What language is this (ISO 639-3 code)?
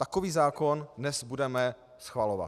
ces